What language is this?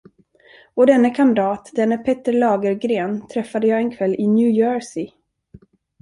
Swedish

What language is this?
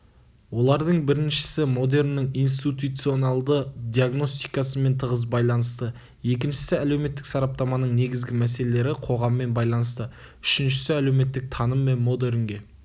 Kazakh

